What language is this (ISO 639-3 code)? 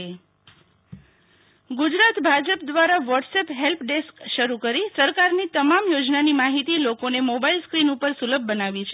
guj